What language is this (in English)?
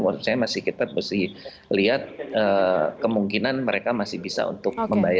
Indonesian